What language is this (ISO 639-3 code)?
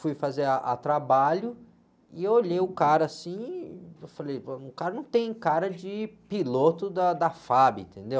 por